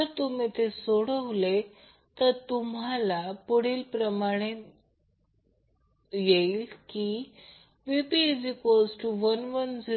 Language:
Marathi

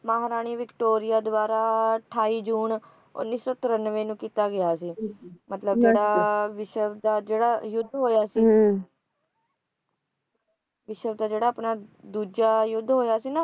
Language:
Punjabi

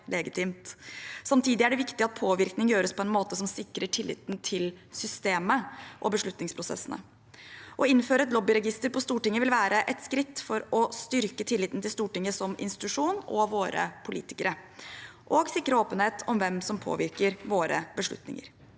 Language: Norwegian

